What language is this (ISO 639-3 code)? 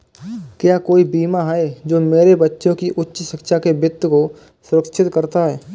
hin